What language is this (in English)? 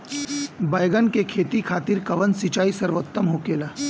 Bhojpuri